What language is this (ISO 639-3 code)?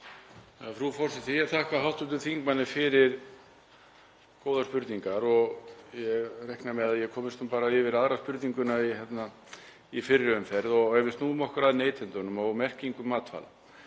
isl